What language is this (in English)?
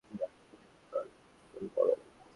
Bangla